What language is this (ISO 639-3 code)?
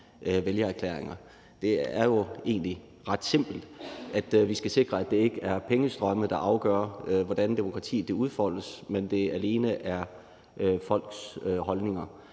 dan